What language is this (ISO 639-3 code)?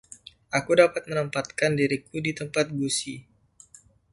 ind